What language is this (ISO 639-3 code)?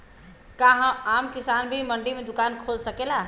bho